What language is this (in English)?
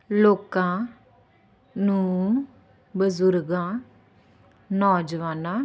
Punjabi